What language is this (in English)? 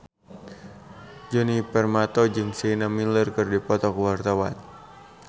Sundanese